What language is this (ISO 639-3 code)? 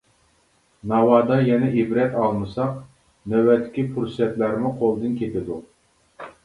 uig